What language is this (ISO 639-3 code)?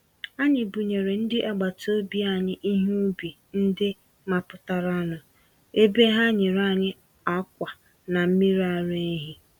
ibo